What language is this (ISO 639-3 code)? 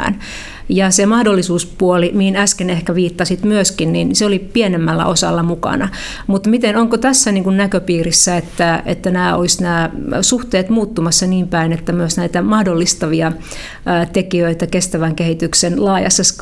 fin